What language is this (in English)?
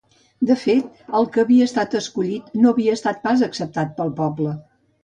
Catalan